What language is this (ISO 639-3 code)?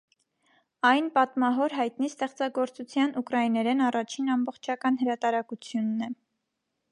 hye